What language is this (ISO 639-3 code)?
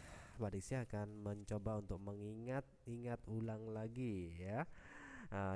ind